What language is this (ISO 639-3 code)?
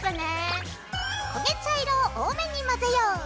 jpn